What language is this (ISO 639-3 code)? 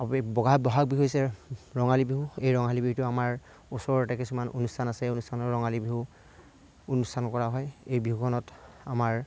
asm